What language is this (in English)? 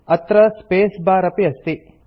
Sanskrit